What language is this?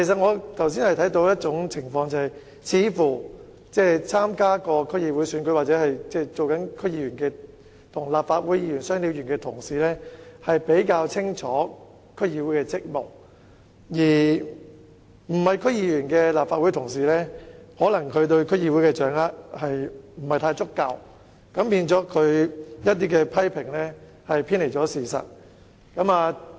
Cantonese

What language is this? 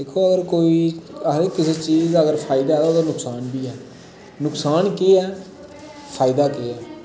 Dogri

